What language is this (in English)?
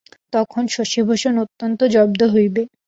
Bangla